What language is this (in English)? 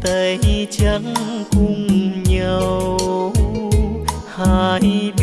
Vietnamese